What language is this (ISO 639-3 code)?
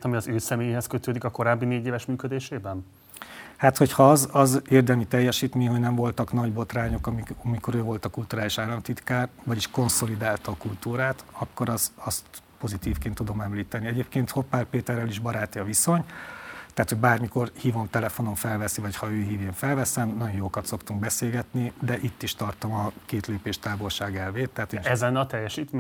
hun